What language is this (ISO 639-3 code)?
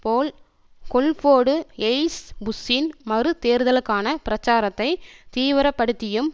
tam